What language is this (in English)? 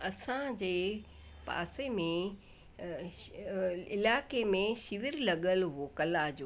Sindhi